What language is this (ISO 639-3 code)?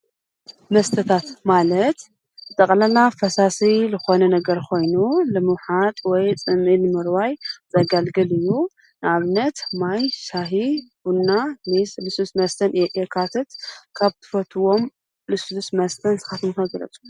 tir